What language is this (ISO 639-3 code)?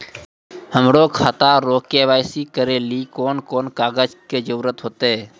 mai